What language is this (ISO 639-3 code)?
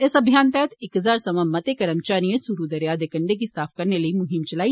doi